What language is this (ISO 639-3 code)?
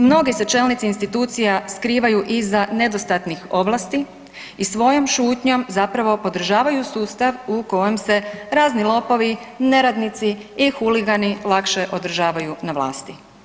hrv